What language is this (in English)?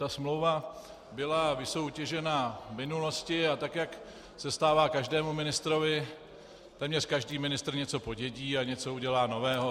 Czech